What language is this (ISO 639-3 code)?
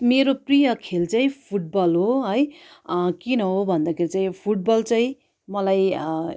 nep